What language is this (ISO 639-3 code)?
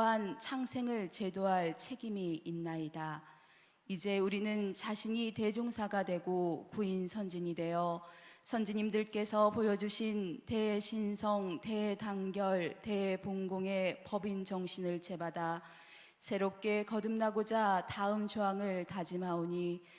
kor